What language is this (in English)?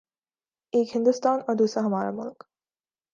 Urdu